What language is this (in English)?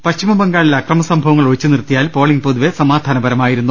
Malayalam